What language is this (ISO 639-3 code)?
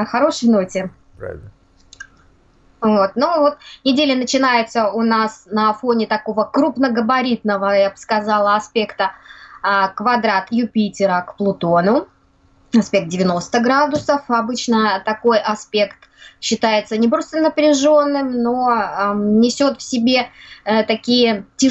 rus